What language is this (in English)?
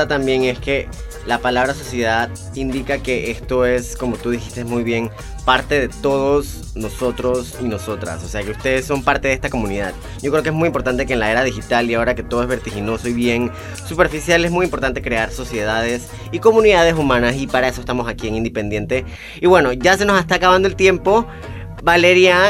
Spanish